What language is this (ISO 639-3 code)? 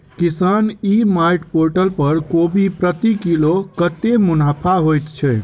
mai